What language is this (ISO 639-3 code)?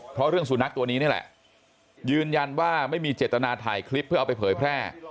tha